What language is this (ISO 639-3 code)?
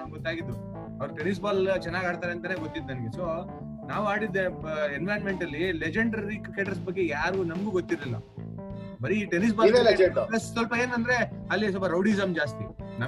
kan